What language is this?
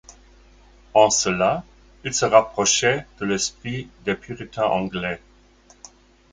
French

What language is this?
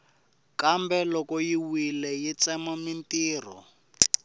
Tsonga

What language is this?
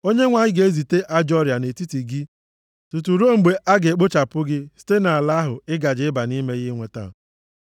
Igbo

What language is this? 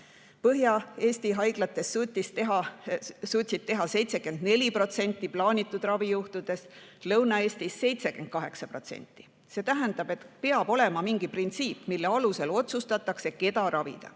Estonian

